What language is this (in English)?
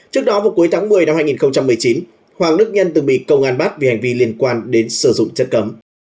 Vietnamese